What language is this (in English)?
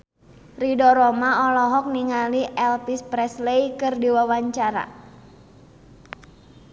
Sundanese